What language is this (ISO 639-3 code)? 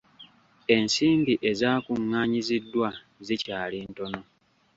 lug